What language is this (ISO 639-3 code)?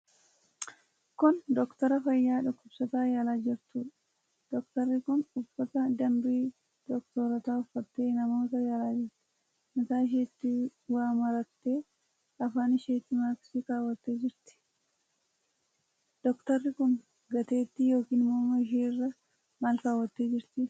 orm